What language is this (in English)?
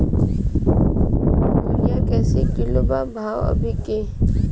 Bhojpuri